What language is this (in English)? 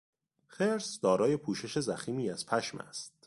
Persian